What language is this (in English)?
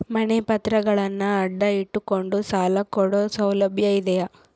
Kannada